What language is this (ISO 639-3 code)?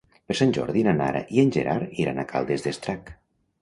cat